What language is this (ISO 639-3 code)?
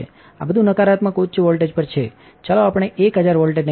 guj